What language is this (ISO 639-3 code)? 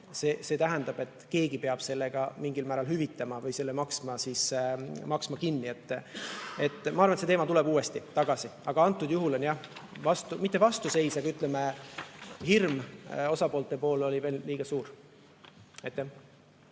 est